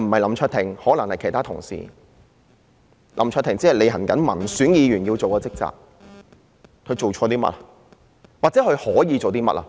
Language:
Cantonese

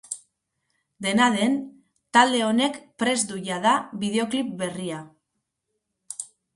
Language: Basque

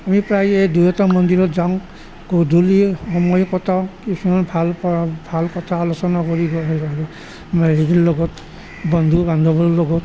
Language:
Assamese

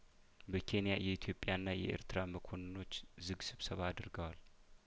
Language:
Amharic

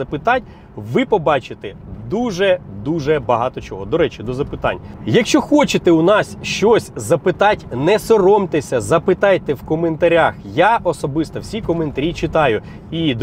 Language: Ukrainian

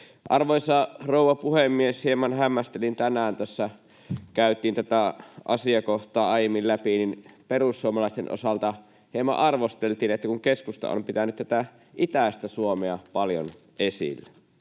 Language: Finnish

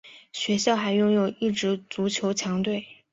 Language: Chinese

